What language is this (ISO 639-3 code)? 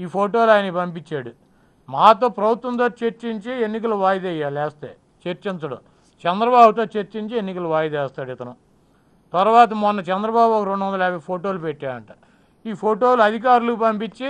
tel